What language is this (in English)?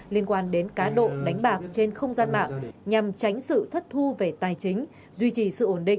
Vietnamese